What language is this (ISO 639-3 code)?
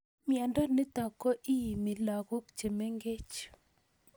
kln